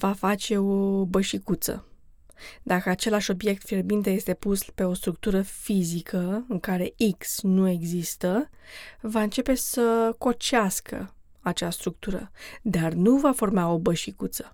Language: Romanian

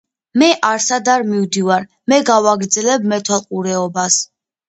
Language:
Georgian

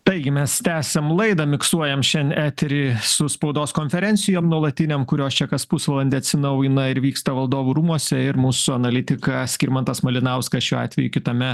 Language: Lithuanian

